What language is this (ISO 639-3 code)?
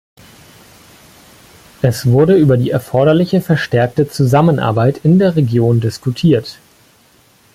deu